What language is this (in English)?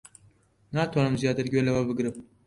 Central Kurdish